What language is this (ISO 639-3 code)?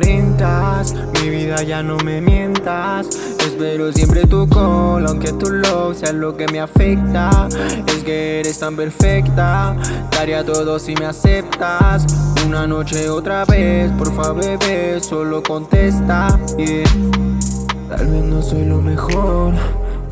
spa